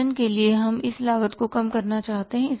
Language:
Hindi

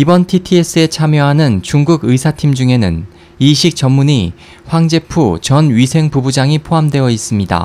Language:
Korean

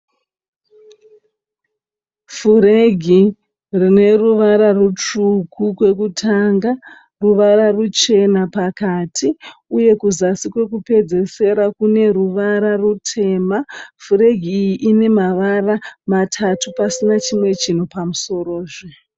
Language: Shona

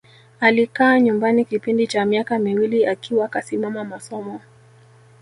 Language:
Swahili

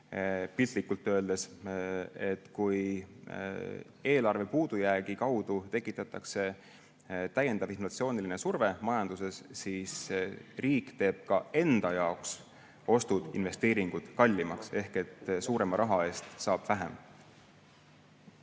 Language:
Estonian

